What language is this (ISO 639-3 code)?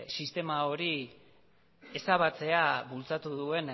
eus